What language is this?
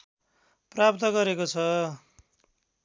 Nepali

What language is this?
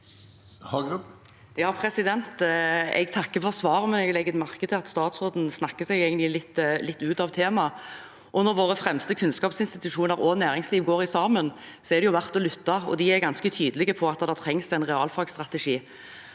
Norwegian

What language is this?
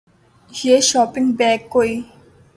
Urdu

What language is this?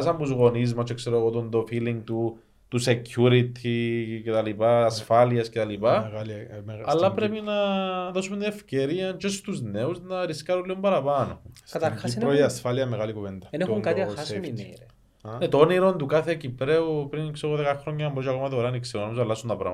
Greek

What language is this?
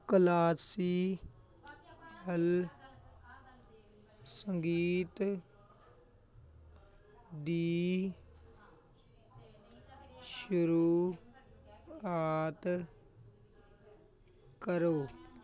Punjabi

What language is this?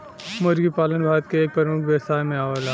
Bhojpuri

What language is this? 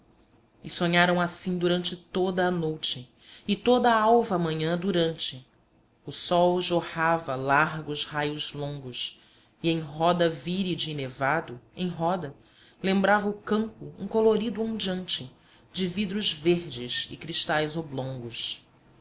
Portuguese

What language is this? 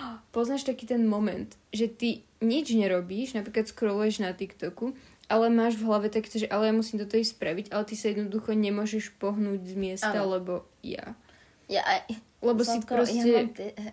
Slovak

